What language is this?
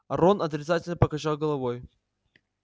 Russian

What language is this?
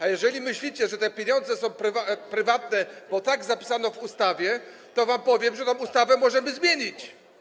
Polish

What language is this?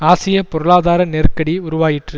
Tamil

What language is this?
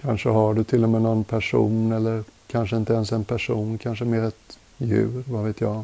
Swedish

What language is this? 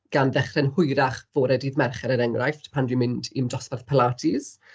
Welsh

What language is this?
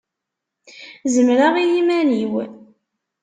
Kabyle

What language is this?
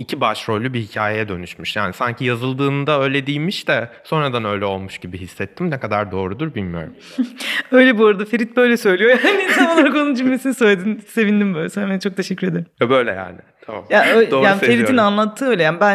Turkish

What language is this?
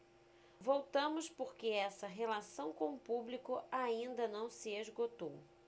Portuguese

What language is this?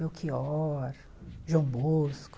Portuguese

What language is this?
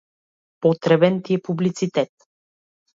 Macedonian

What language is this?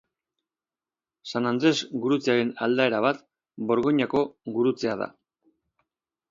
Basque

